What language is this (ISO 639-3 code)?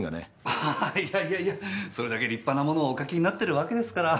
jpn